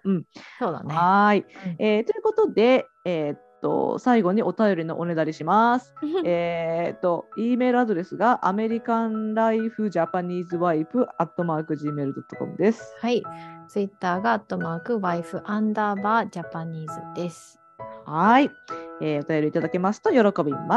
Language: Japanese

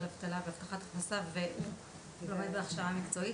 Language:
Hebrew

